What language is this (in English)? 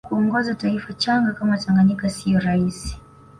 Swahili